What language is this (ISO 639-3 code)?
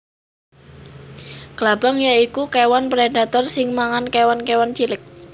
jav